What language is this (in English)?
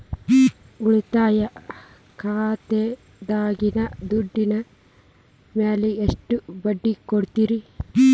Kannada